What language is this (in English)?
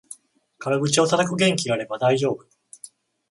Japanese